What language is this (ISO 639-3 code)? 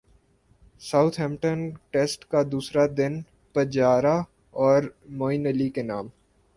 urd